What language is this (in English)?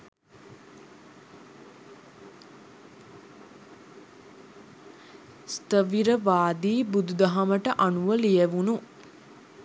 Sinhala